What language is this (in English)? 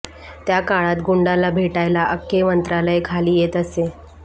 Marathi